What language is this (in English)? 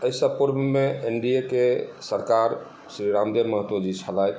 Maithili